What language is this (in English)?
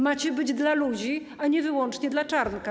Polish